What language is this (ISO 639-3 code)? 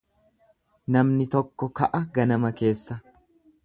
orm